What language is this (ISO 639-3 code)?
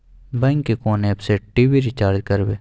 mai